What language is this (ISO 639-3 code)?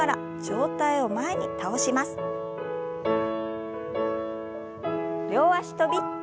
jpn